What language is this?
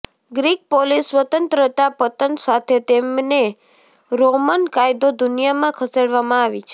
Gujarati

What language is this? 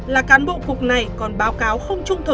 Vietnamese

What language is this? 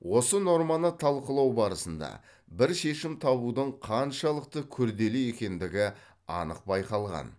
Kazakh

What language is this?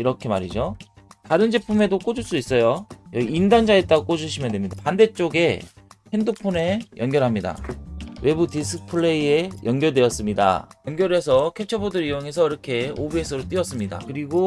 Korean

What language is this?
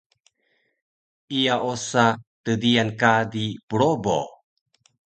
Taroko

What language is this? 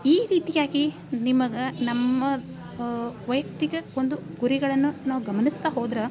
Kannada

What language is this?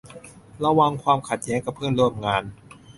Thai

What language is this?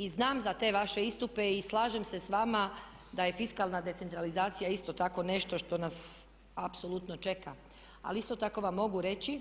Croatian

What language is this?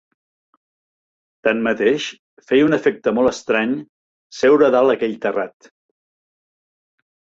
Catalan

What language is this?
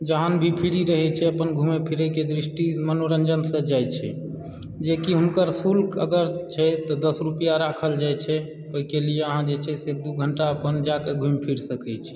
Maithili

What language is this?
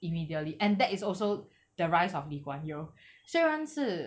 English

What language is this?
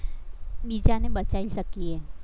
Gujarati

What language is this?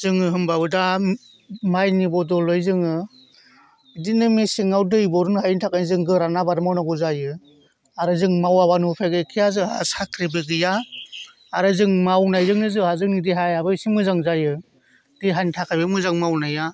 Bodo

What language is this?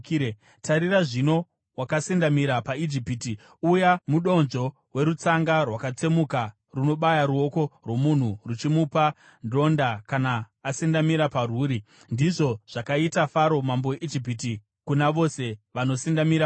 Shona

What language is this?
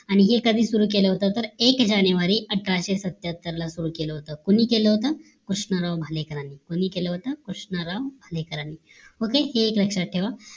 Marathi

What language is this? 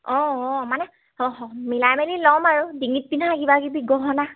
Assamese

